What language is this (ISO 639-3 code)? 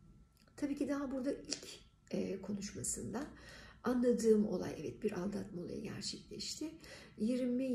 tur